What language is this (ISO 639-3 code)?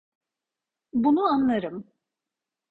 tur